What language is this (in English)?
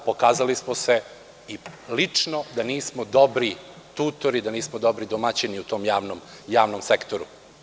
Serbian